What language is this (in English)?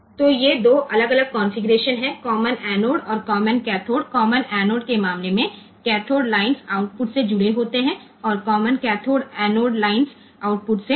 Gujarati